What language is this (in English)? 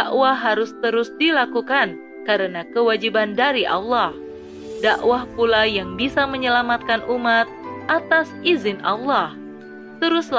Indonesian